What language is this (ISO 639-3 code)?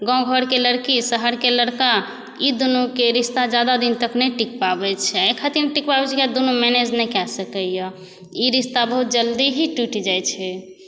mai